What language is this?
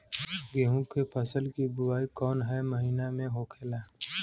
Bhojpuri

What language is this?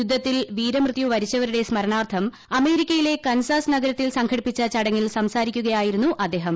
Malayalam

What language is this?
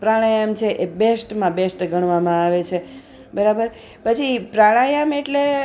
Gujarati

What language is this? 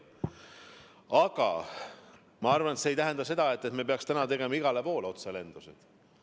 Estonian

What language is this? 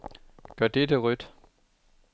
Danish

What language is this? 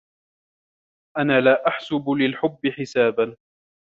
Arabic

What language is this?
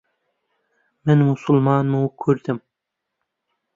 Central Kurdish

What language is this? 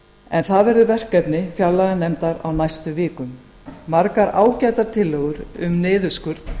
Icelandic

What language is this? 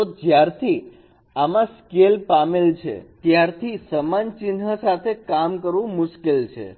Gujarati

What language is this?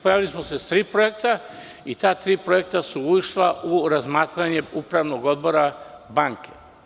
Serbian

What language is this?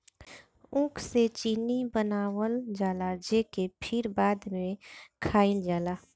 Bhojpuri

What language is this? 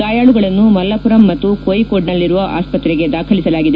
Kannada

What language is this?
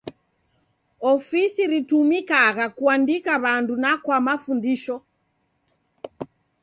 Taita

